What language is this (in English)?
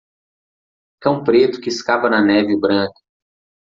Portuguese